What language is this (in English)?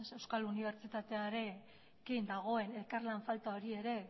Basque